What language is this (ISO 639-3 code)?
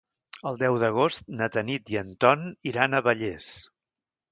cat